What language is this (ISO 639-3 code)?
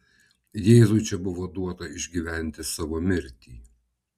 lit